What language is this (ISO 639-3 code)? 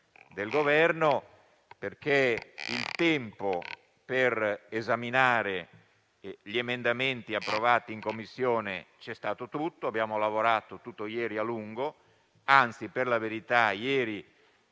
ita